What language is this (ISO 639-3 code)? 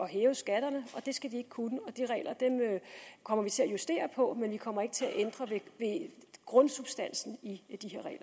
dan